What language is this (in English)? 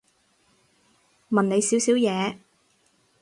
Cantonese